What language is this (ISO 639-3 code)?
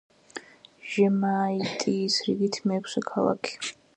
kat